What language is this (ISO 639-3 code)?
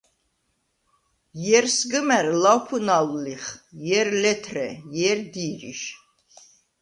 sva